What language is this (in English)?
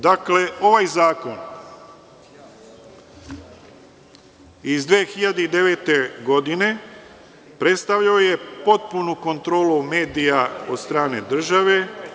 Serbian